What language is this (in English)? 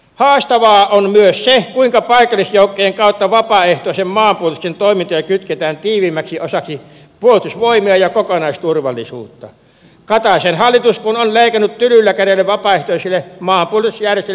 Finnish